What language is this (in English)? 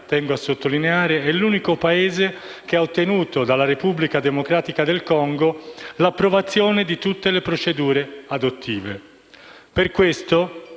Italian